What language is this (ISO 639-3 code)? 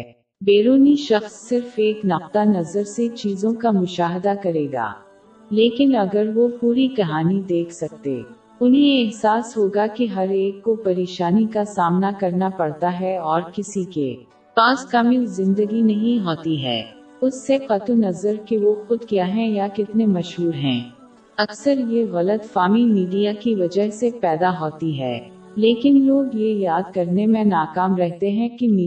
urd